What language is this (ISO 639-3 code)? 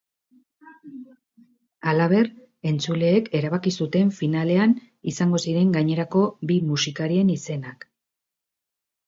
eus